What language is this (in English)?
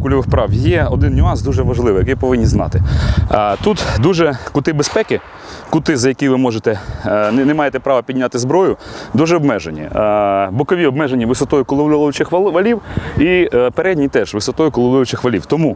Russian